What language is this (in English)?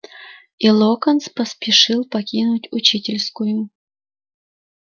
Russian